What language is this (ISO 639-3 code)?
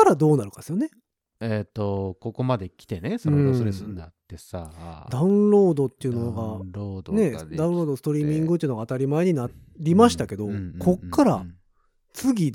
jpn